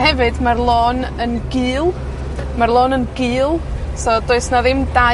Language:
Welsh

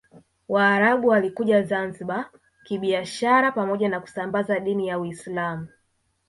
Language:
Swahili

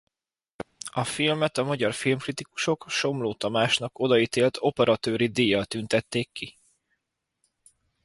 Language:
Hungarian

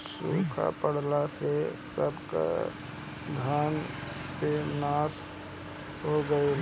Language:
Bhojpuri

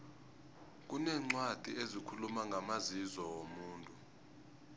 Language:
South Ndebele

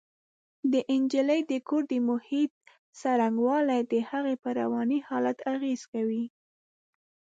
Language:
Pashto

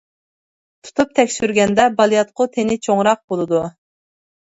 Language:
Uyghur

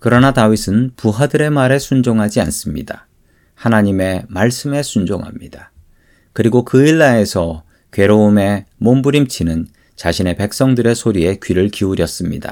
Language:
Korean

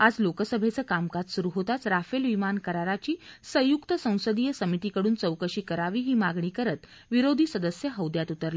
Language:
Marathi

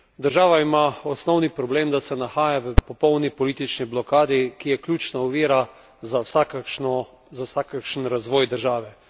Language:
Slovenian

